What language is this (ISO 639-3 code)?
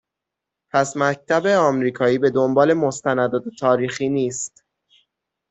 fas